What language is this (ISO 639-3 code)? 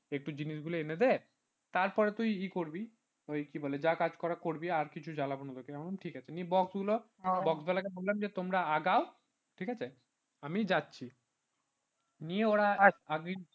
ben